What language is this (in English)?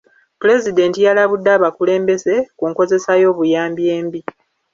Ganda